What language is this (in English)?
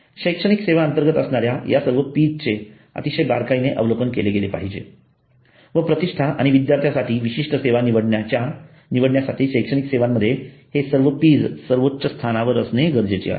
Marathi